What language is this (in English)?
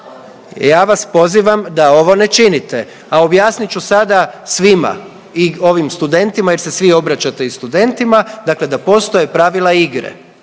Croatian